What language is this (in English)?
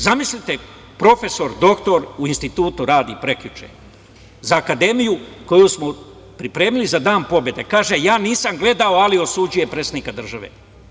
Serbian